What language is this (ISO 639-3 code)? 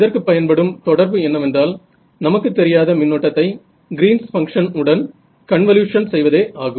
tam